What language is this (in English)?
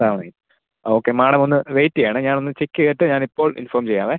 Malayalam